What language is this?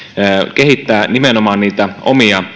Finnish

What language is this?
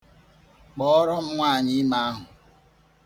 Igbo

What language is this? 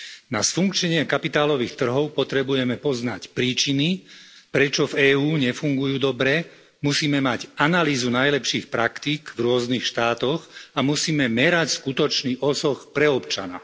Slovak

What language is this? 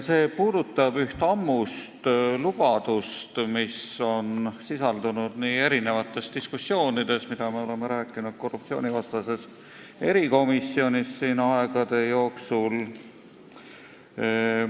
Estonian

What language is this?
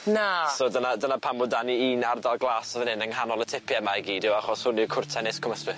Welsh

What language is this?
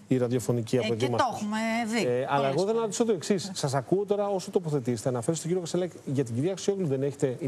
Greek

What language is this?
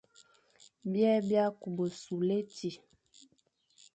Fang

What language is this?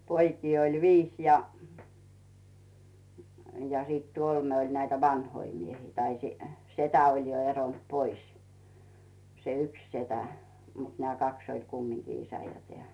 Finnish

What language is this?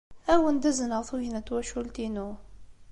Kabyle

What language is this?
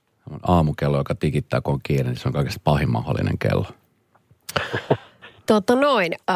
Finnish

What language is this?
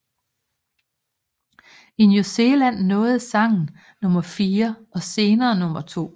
Danish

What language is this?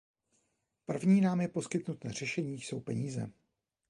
Czech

